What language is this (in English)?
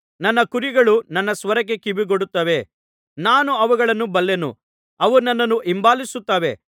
Kannada